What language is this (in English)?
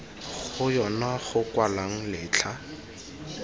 Tswana